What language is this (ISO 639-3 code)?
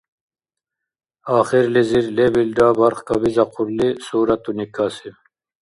dar